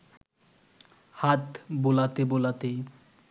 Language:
Bangla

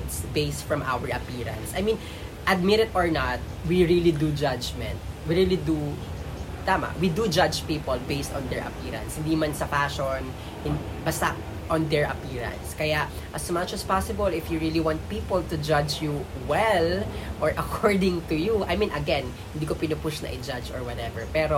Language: Filipino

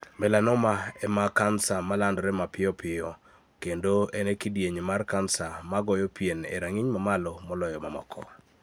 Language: Luo (Kenya and Tanzania)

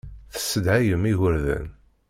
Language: Kabyle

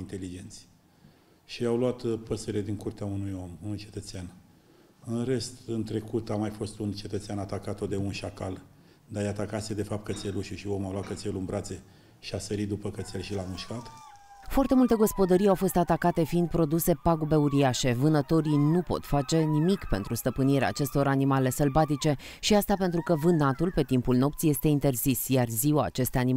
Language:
Romanian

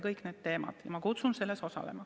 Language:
Estonian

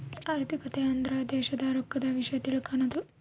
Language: Kannada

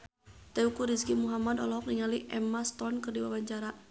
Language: Sundanese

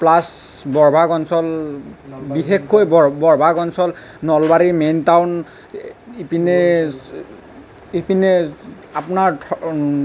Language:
Assamese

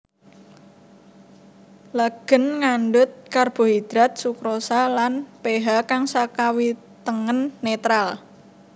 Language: Javanese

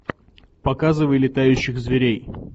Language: Russian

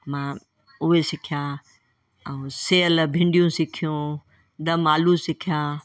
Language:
Sindhi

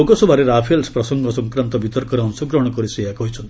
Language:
Odia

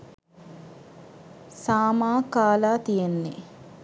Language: Sinhala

